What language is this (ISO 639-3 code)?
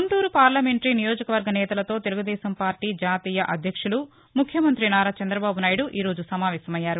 tel